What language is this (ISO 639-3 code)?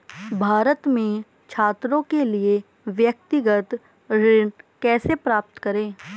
hin